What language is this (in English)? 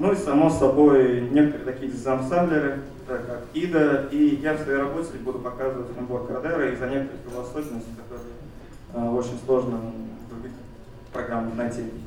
Russian